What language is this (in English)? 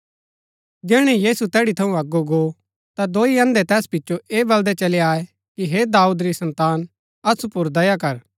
Gaddi